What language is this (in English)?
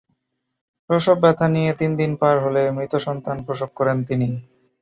Bangla